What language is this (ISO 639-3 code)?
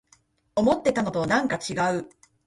jpn